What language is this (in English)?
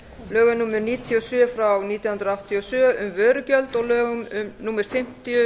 Icelandic